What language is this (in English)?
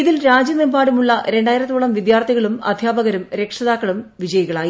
Malayalam